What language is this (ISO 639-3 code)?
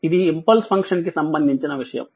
tel